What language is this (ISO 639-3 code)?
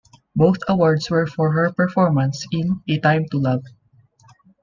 eng